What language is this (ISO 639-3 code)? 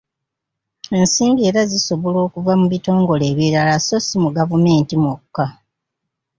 lug